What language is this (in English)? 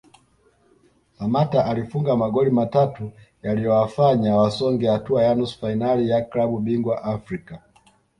Swahili